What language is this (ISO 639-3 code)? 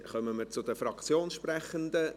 gsw